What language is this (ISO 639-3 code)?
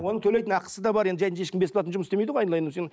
kaz